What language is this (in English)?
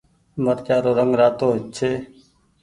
Goaria